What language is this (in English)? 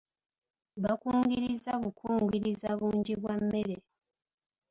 Ganda